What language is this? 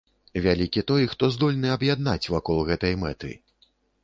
Belarusian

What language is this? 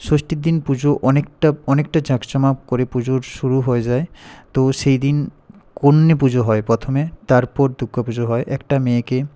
Bangla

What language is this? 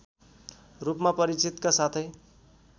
Nepali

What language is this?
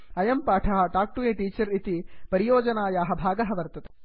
Sanskrit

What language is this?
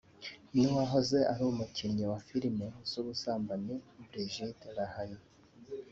Kinyarwanda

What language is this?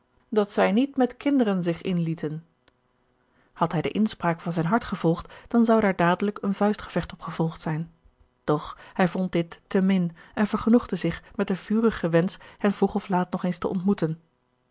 Dutch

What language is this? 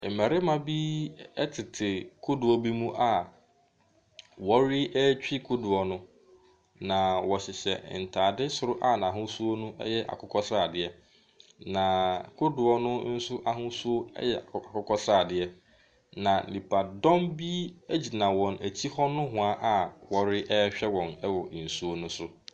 Akan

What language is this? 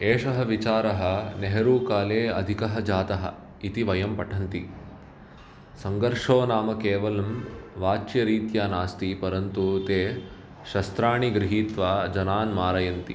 Sanskrit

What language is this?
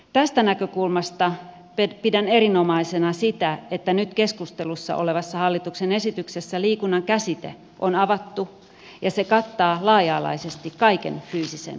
Finnish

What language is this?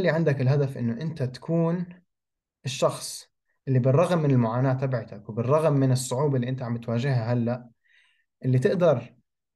Arabic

